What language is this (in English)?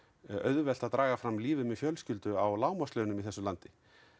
Icelandic